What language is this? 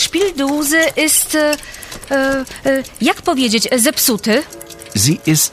Polish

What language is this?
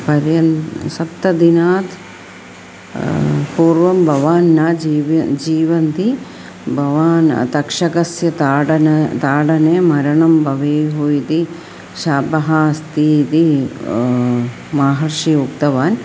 Sanskrit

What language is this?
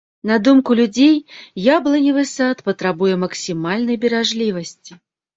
Belarusian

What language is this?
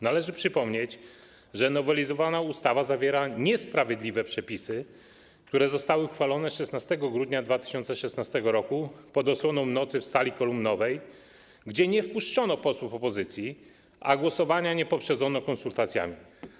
Polish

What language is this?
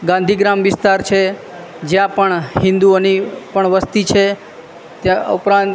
Gujarati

